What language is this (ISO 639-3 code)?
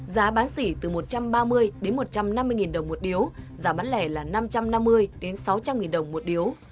vie